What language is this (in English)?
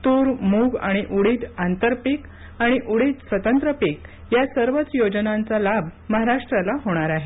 Marathi